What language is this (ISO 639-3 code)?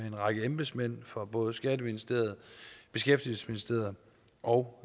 dan